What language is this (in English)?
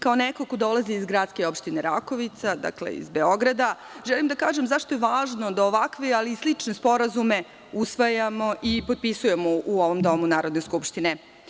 Serbian